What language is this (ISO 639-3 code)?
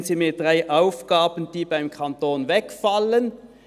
gsw